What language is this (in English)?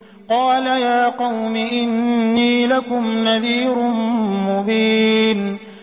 Arabic